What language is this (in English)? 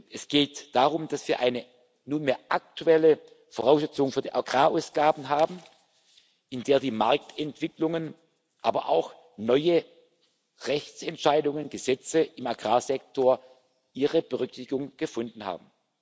German